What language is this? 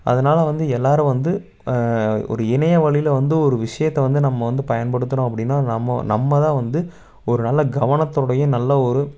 Tamil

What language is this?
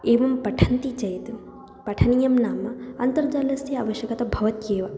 Sanskrit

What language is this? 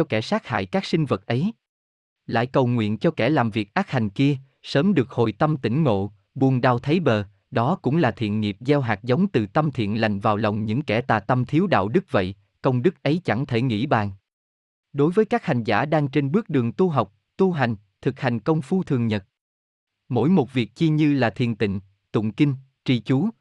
Vietnamese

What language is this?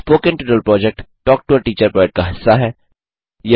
Hindi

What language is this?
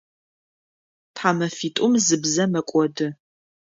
Adyghe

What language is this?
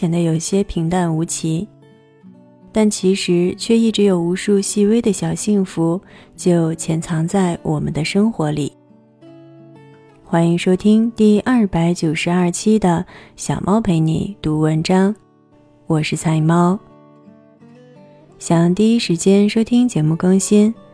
Chinese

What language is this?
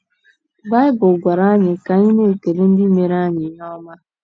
Igbo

